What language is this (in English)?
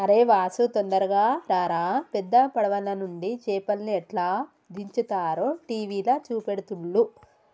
Telugu